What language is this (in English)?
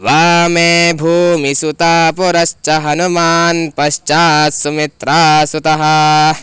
Sanskrit